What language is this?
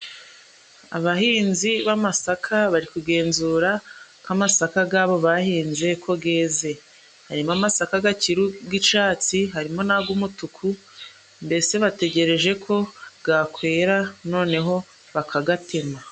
Kinyarwanda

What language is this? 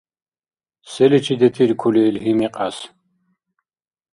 Dargwa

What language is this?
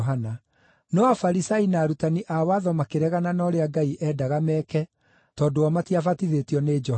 Kikuyu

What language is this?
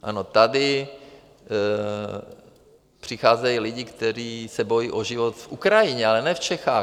Czech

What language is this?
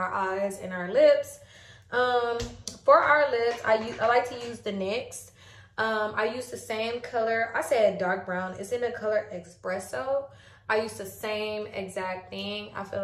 English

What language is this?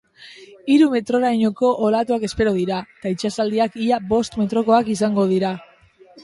Basque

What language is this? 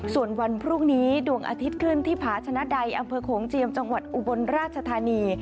Thai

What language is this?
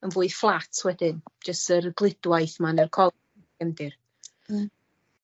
Welsh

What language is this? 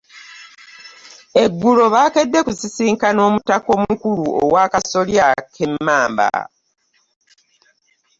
Ganda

